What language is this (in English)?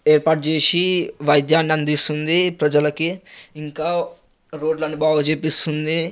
Telugu